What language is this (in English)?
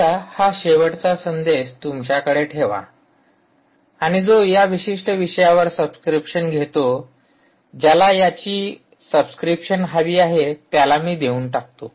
Marathi